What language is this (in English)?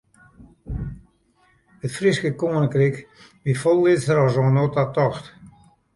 Western Frisian